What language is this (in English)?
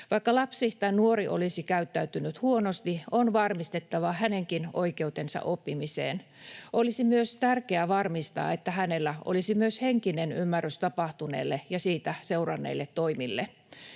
Finnish